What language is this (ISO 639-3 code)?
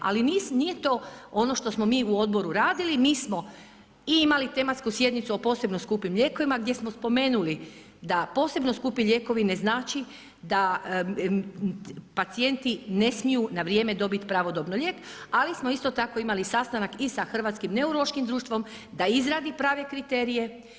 hrv